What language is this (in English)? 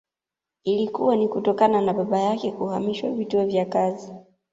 Swahili